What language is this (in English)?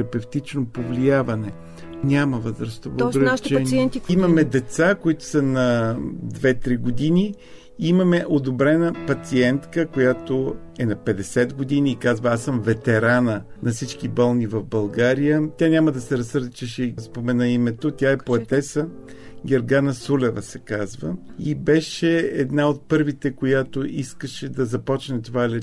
Bulgarian